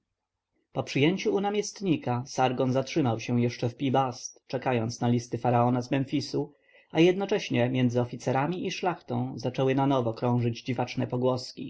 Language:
Polish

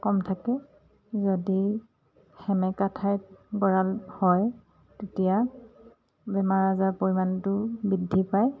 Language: Assamese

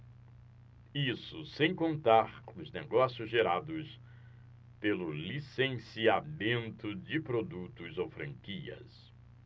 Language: Portuguese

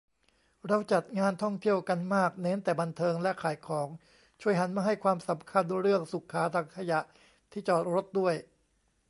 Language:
Thai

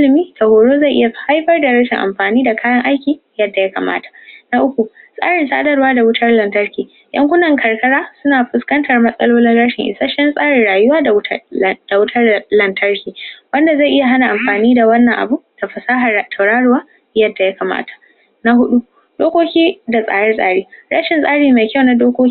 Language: Hausa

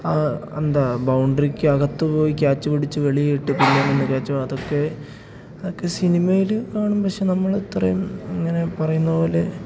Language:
Malayalam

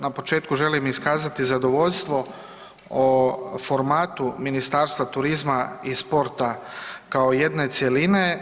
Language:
Croatian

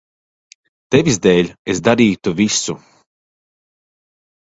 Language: Latvian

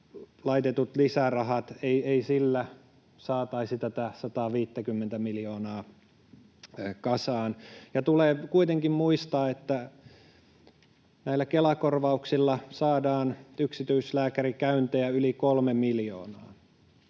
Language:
Finnish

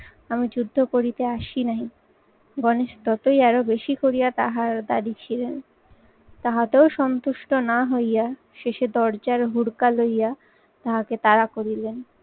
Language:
Bangla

